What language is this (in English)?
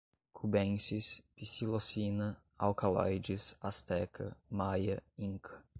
Portuguese